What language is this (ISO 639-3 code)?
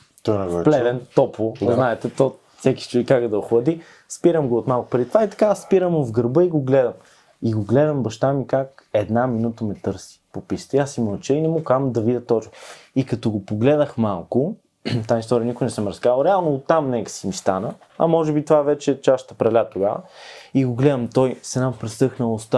bul